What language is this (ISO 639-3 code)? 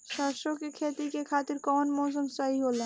bho